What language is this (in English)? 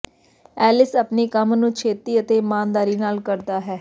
Punjabi